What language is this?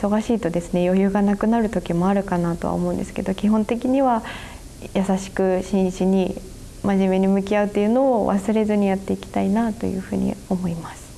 Japanese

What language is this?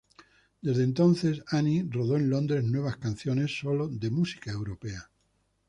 Spanish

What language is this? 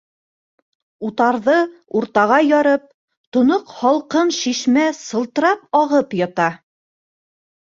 Bashkir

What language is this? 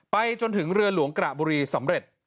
Thai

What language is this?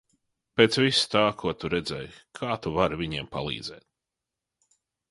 Latvian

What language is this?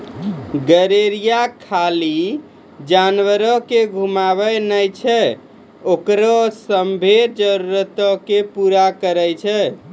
Maithili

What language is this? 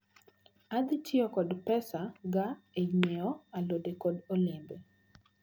Luo (Kenya and Tanzania)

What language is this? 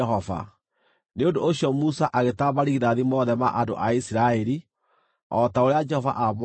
Kikuyu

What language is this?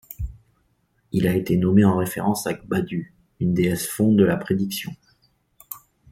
French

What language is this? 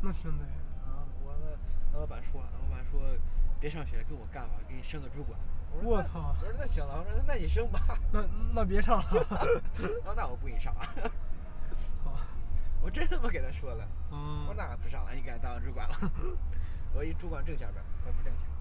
Chinese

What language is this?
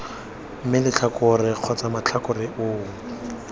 Tswana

